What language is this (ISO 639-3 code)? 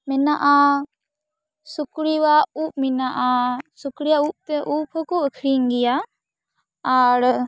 sat